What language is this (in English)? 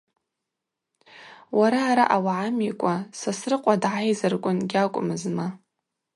Abaza